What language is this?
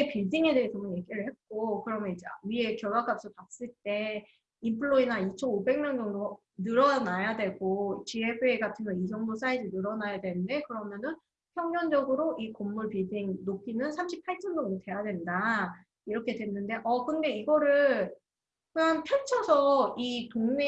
Korean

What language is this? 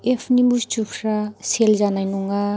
Bodo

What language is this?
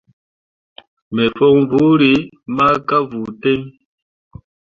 Mundang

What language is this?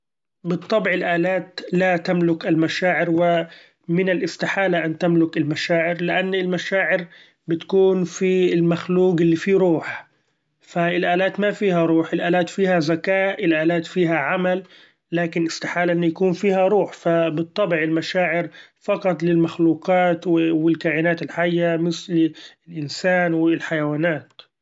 Gulf Arabic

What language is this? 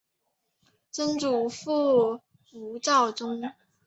Chinese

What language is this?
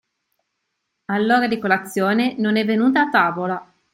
Italian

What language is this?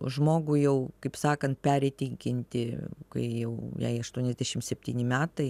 Lithuanian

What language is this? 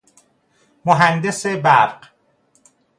Persian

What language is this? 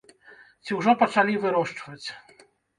Belarusian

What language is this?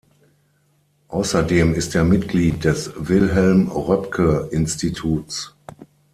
German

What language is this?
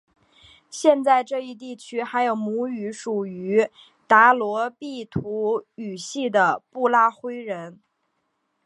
Chinese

